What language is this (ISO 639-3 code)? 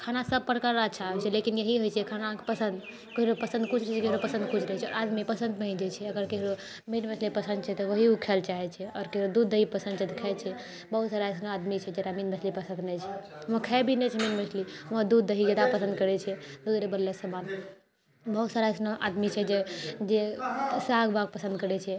mai